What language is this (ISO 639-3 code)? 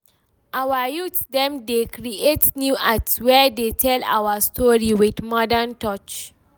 pcm